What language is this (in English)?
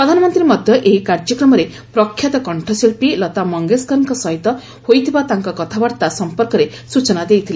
Odia